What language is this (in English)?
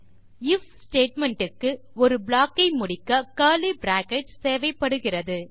Tamil